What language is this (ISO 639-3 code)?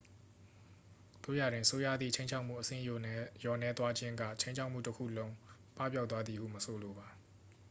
mya